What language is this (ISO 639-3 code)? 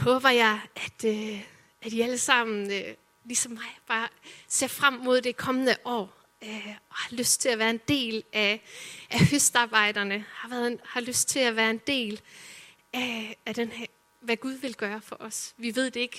dan